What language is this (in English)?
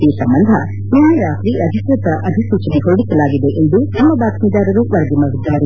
Kannada